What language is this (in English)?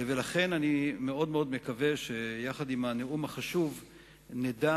Hebrew